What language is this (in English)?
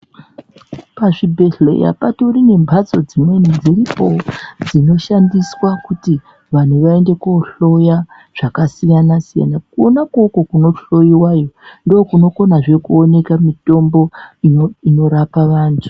Ndau